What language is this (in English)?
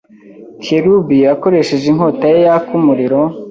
Kinyarwanda